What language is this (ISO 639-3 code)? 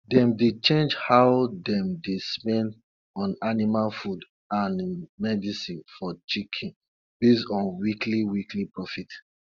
pcm